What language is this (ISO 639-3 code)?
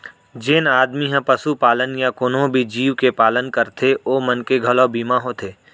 hne